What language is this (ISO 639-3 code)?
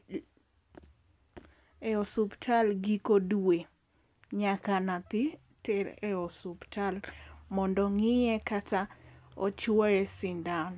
luo